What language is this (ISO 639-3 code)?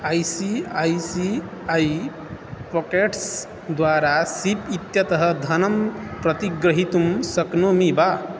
san